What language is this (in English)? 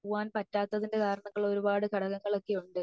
Malayalam